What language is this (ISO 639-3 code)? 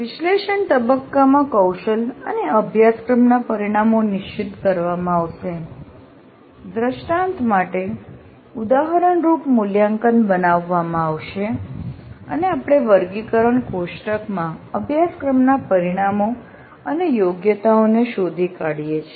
guj